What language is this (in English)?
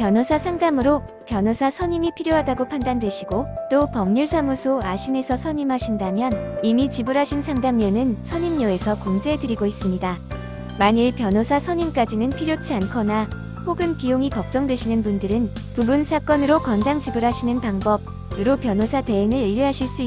Korean